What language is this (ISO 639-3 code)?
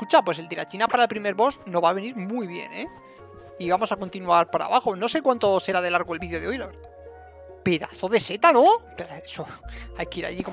spa